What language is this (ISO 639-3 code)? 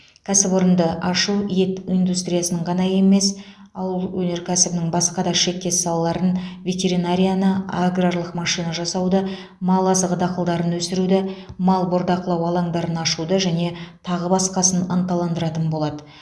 kaz